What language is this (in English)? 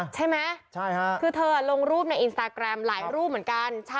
Thai